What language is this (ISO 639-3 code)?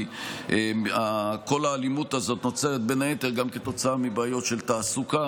heb